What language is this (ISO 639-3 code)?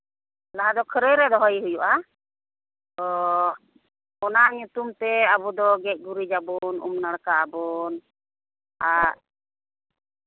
sat